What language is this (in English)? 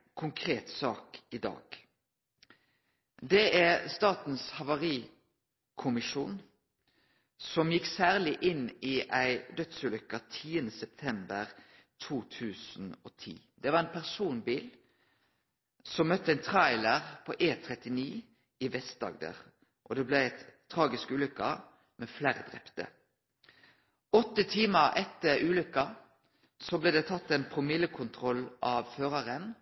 Norwegian Nynorsk